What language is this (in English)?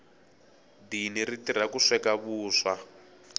Tsonga